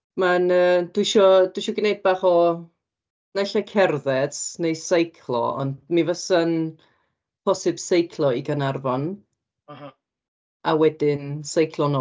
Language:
Welsh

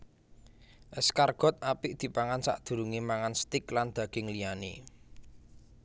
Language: Javanese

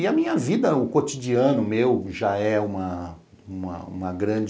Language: Portuguese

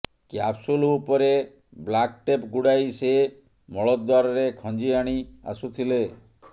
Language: Odia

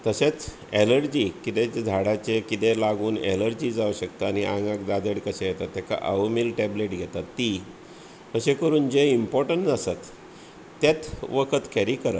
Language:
Konkani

